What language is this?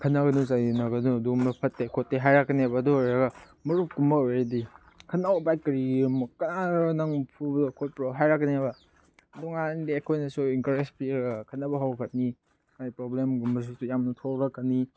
Manipuri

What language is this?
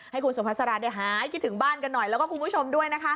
Thai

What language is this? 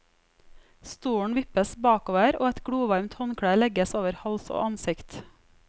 Norwegian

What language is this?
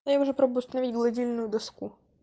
Russian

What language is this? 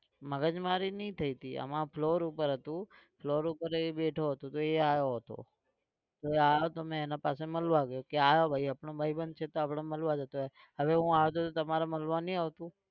Gujarati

